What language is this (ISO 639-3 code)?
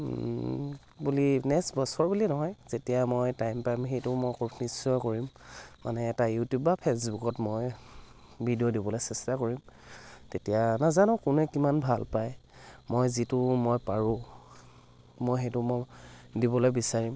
asm